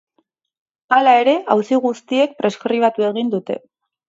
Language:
Basque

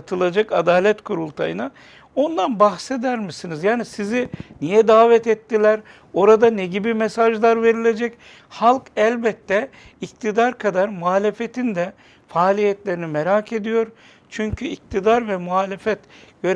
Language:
Turkish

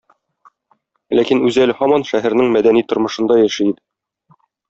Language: Tatar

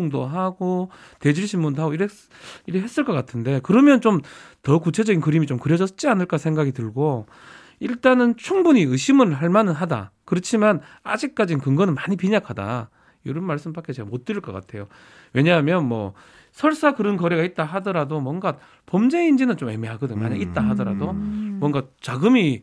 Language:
Korean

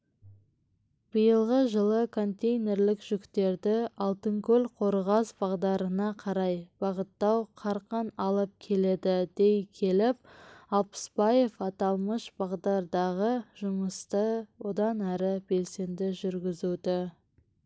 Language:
Kazakh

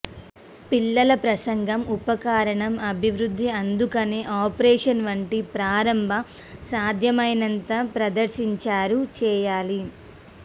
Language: Telugu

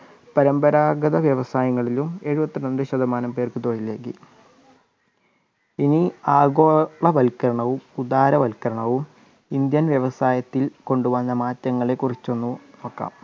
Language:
Malayalam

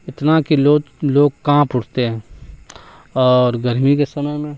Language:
Urdu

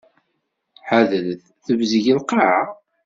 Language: Kabyle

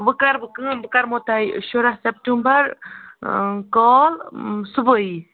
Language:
Kashmiri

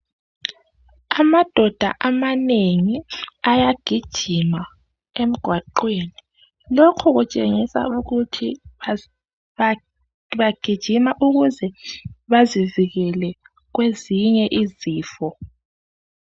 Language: North Ndebele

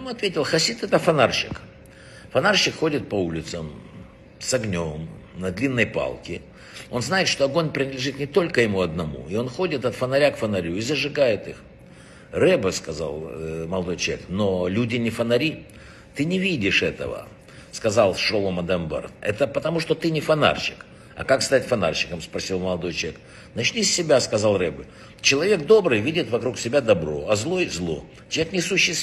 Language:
Russian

